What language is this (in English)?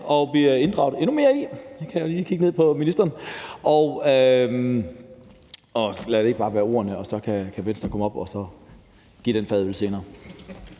Danish